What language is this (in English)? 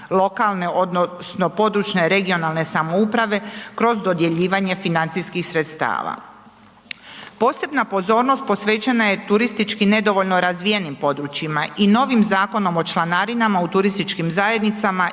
Croatian